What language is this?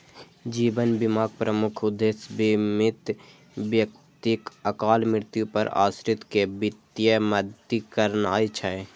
Maithili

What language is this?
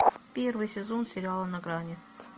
Russian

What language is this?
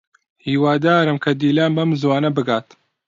Central Kurdish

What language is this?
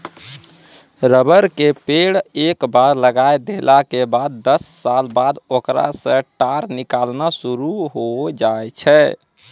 Maithili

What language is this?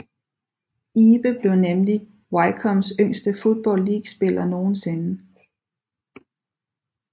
Danish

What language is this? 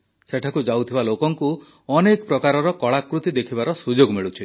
Odia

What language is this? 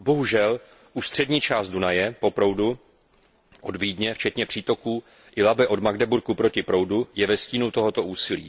Czech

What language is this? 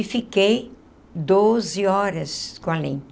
Portuguese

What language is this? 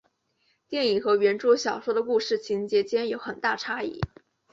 Chinese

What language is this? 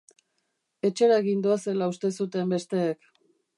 Basque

